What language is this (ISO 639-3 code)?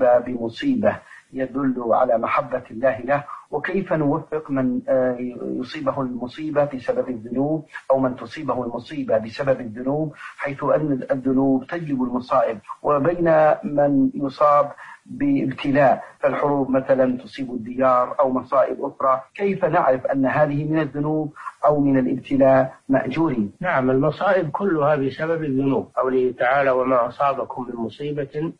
ara